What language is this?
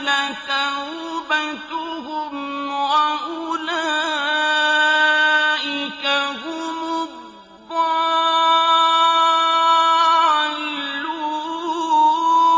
Arabic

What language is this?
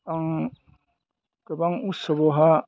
Bodo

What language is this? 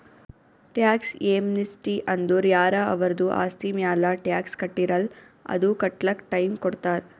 Kannada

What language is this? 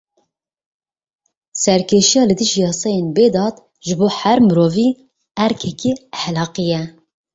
Kurdish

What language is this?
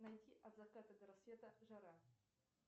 Russian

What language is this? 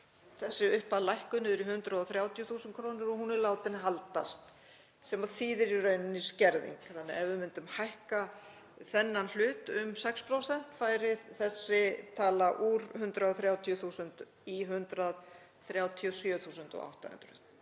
Icelandic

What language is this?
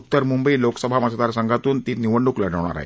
Marathi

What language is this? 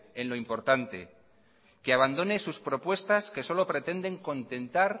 Spanish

